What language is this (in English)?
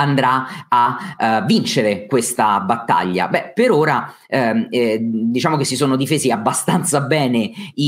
Italian